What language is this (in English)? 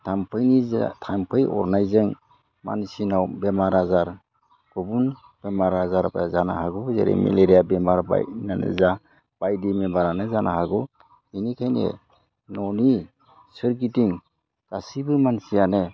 Bodo